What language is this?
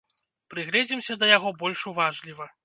Belarusian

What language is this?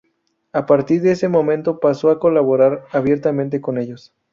Spanish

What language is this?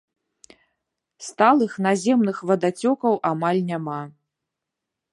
Belarusian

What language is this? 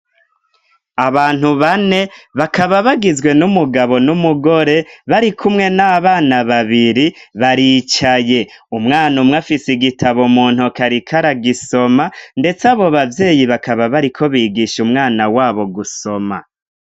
Rundi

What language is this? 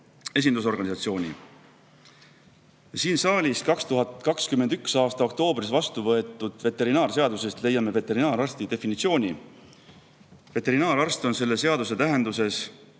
Estonian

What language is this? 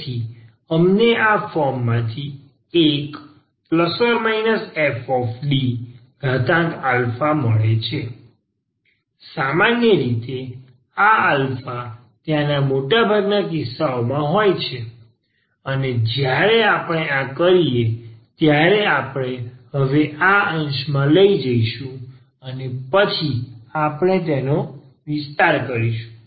Gujarati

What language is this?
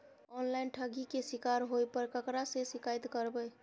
Maithili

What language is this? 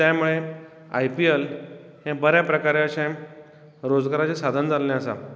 Konkani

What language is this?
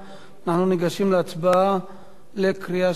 Hebrew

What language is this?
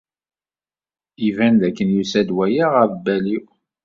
Kabyle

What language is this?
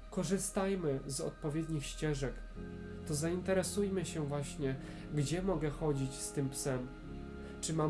Polish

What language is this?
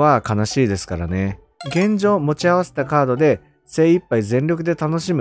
Japanese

